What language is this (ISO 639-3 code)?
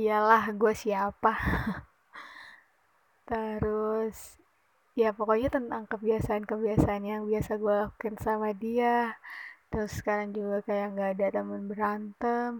ind